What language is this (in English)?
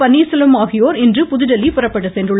Tamil